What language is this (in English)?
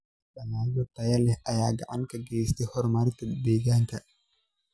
Somali